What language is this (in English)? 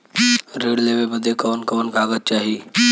Bhojpuri